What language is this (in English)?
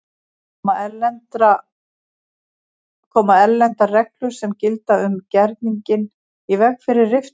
Icelandic